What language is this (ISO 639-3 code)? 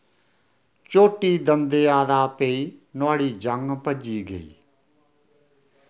doi